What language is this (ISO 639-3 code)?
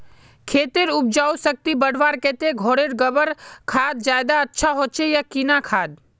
mag